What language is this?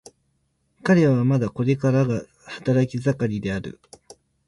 Japanese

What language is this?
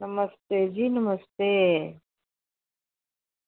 Dogri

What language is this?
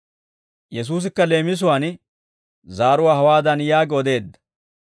Dawro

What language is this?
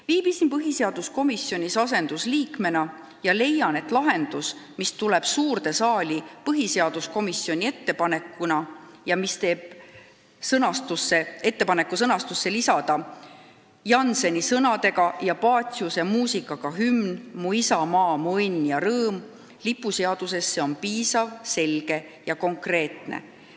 Estonian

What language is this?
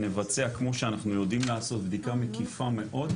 Hebrew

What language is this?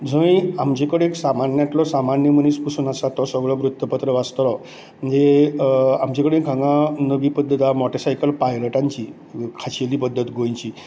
Konkani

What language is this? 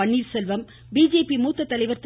Tamil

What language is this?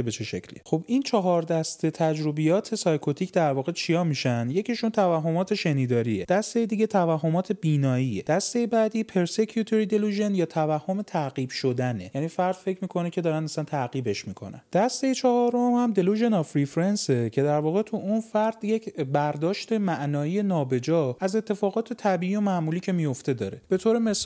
Persian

